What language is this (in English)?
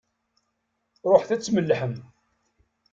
Kabyle